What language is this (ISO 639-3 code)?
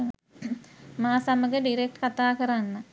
sin